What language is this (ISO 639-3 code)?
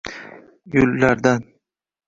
uzb